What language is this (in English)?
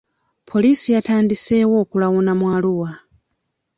Ganda